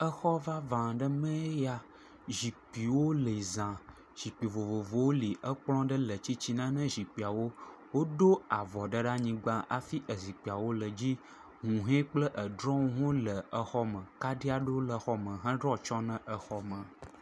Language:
Ewe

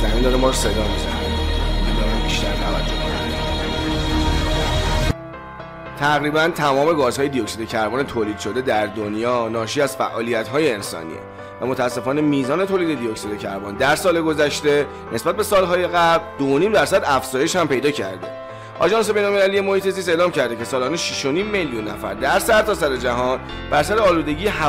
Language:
Persian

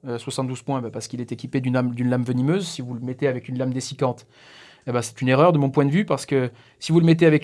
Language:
French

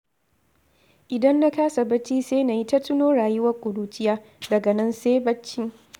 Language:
Hausa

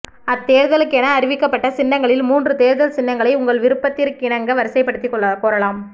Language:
Tamil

